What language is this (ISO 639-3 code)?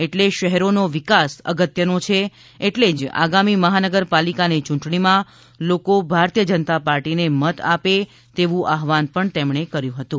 guj